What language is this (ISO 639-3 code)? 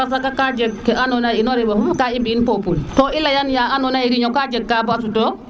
srr